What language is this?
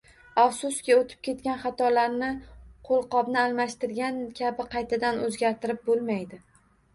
Uzbek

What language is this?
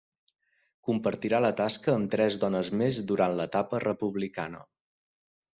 Catalan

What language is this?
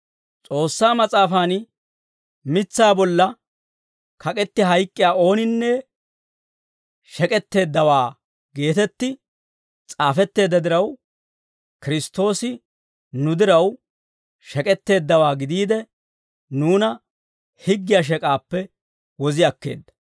Dawro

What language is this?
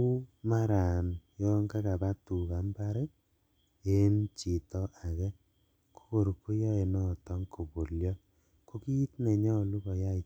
Kalenjin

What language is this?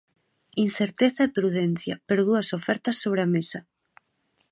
Galician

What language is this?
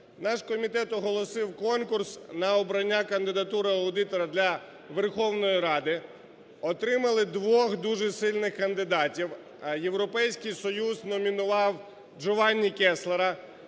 Ukrainian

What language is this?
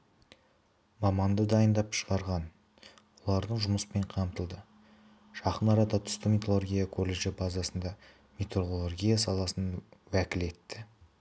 Kazakh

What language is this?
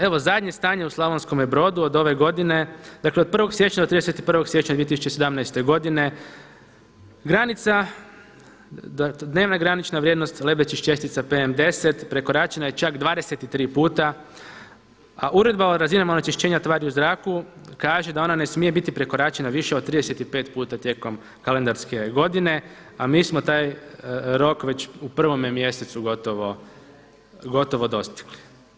Croatian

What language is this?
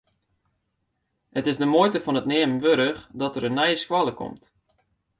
Western Frisian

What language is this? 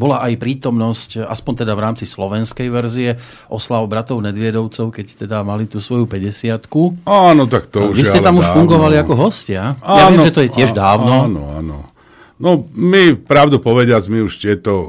Slovak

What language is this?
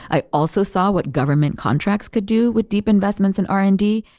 English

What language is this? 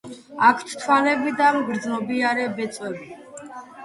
Georgian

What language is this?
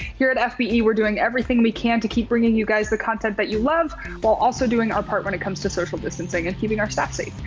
English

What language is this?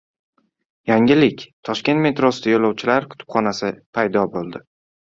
Uzbek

